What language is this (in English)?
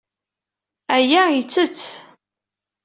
Kabyle